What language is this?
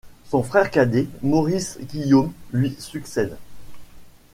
French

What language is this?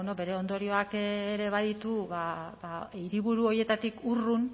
Basque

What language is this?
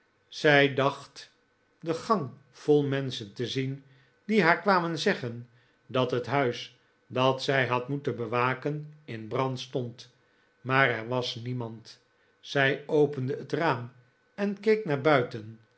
Dutch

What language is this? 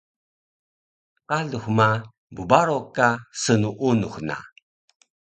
Taroko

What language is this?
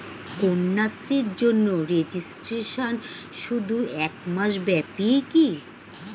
Bangla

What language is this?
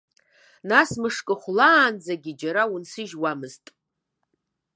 Abkhazian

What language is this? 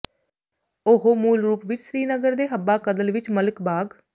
Punjabi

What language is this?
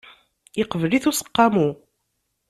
Kabyle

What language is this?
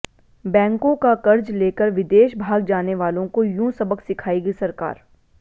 Hindi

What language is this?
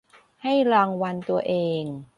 Thai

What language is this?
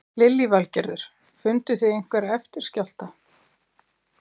Icelandic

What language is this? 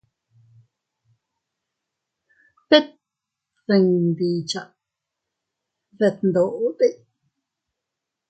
Teutila Cuicatec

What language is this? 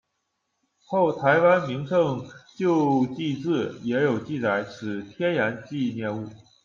Chinese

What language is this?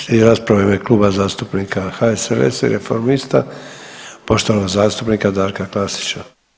Croatian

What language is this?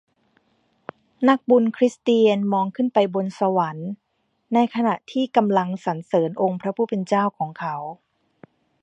Thai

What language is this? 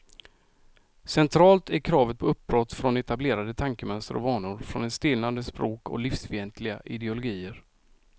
Swedish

